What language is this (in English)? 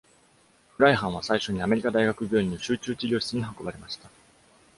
Japanese